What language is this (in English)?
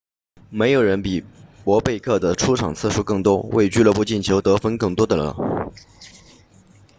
Chinese